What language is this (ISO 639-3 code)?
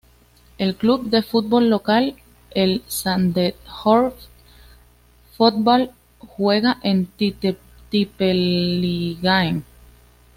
spa